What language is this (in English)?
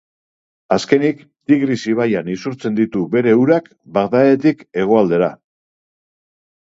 Basque